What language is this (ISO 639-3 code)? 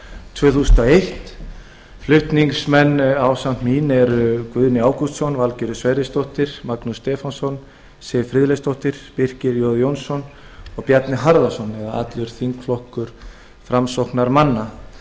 isl